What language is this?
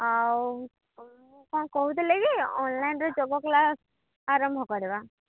Odia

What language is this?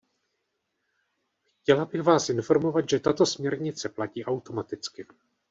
Czech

